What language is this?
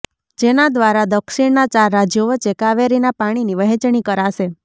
Gujarati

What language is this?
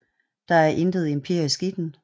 Danish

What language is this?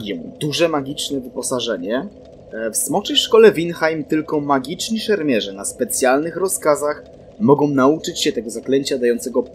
Polish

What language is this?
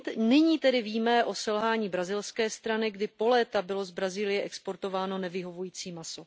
Czech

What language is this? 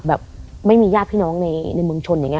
Thai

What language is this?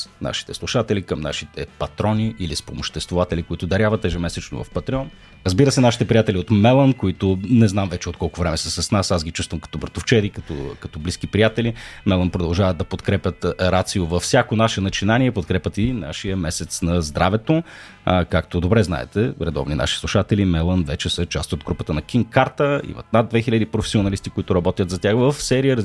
Bulgarian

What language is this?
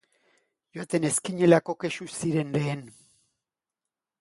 Basque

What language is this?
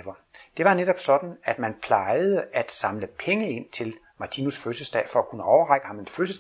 Danish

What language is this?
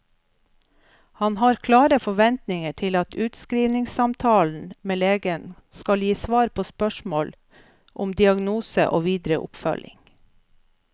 Norwegian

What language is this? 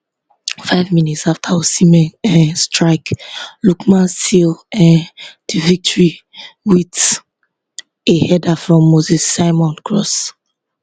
Nigerian Pidgin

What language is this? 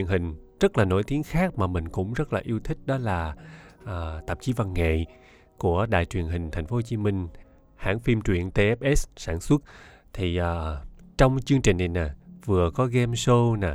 Vietnamese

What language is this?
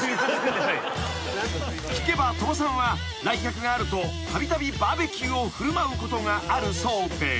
Japanese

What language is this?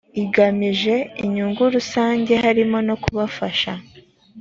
Kinyarwanda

